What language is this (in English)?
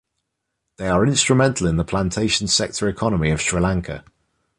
English